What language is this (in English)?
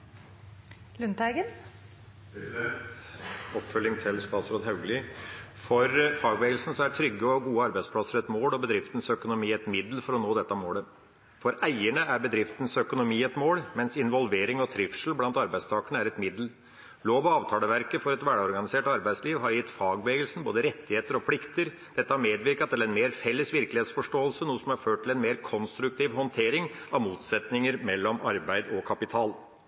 Norwegian Bokmål